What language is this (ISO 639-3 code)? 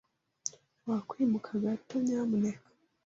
kin